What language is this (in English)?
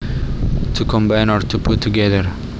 Javanese